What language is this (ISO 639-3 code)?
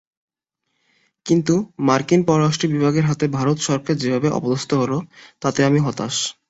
ben